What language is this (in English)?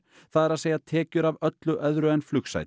Icelandic